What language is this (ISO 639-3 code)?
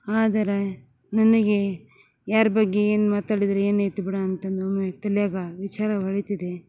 kan